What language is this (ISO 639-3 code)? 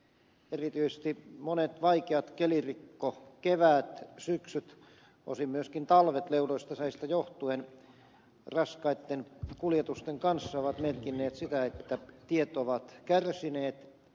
fin